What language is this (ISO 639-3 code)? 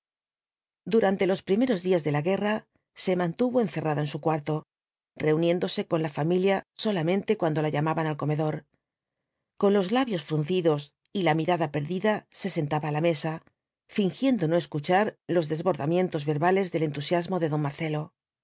spa